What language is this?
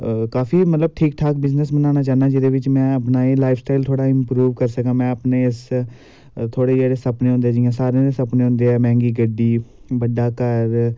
Dogri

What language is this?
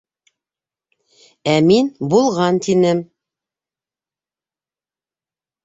Bashkir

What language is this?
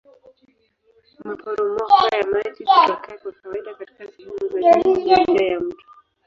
Swahili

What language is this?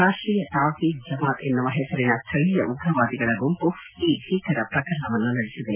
Kannada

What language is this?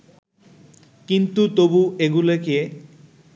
Bangla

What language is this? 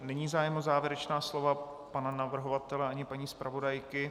Czech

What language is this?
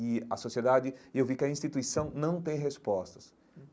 Portuguese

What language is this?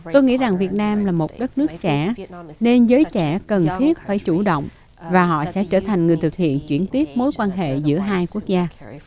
Vietnamese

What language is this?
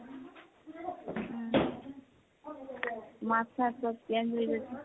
Assamese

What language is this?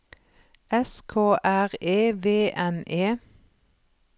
Norwegian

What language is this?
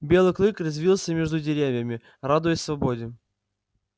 Russian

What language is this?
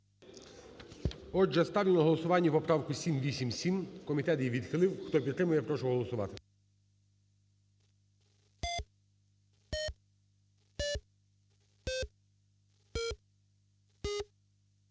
Ukrainian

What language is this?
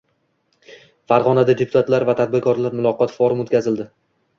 Uzbek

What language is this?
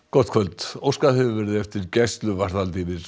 Icelandic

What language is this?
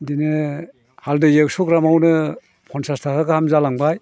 Bodo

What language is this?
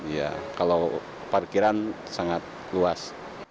Indonesian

